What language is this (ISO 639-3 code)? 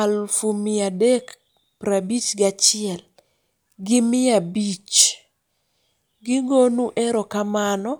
luo